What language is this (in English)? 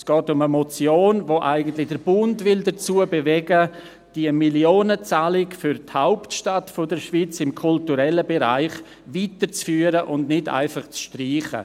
Swiss German